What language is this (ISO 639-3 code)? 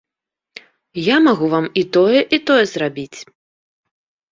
bel